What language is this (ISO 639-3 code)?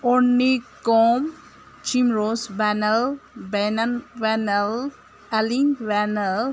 mni